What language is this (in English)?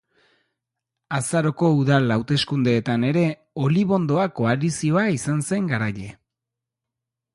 Basque